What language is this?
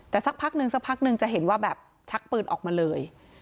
Thai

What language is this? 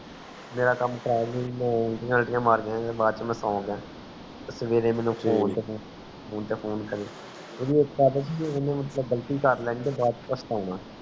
Punjabi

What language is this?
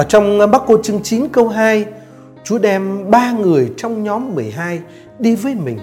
Vietnamese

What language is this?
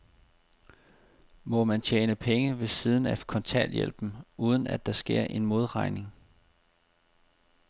Danish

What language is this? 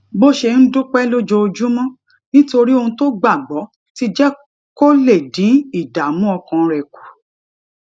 Yoruba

